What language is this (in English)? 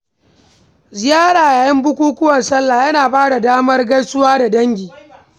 Hausa